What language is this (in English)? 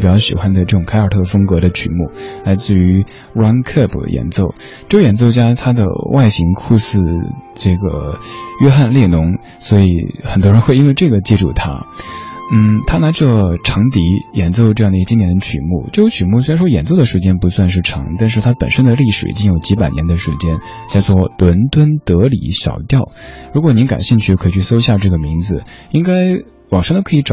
Chinese